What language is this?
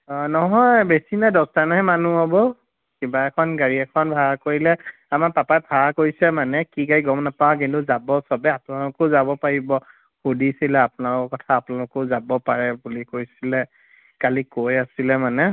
Assamese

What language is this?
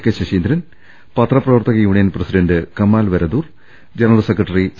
Malayalam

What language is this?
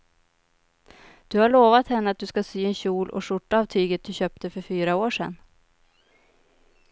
Swedish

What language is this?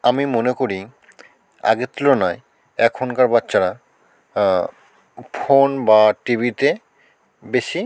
Bangla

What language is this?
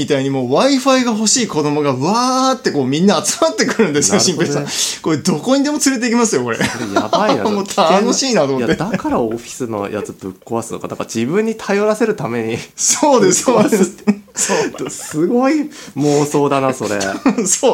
Japanese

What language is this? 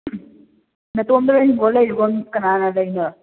Manipuri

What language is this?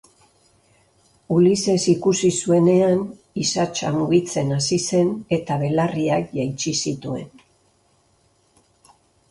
Basque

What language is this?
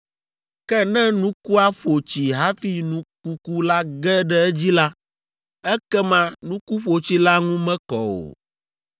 Ewe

